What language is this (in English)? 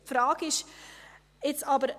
Swiss German